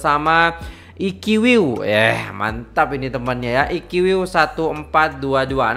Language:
Indonesian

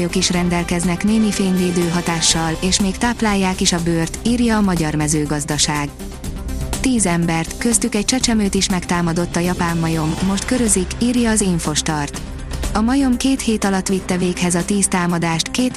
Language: Hungarian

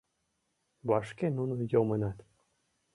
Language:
Mari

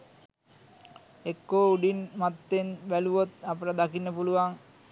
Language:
Sinhala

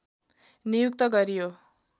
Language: Nepali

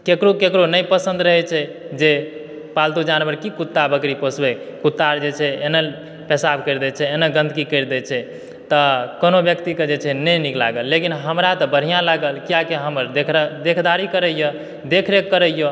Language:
Maithili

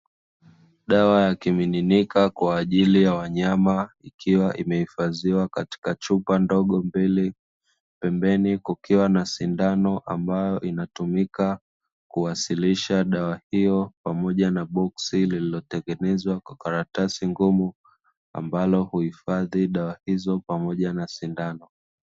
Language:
Swahili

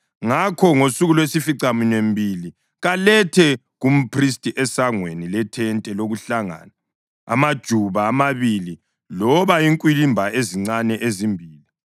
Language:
North Ndebele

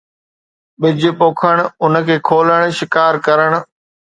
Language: Sindhi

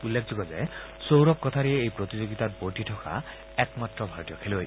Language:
Assamese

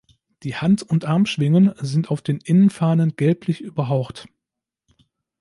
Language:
German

